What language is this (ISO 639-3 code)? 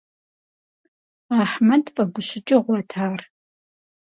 kbd